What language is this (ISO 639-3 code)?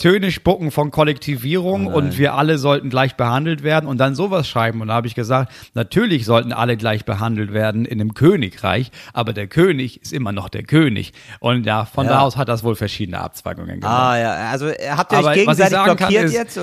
deu